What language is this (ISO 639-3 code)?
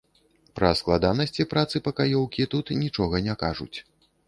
bel